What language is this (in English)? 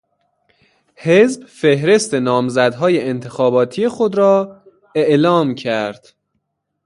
Persian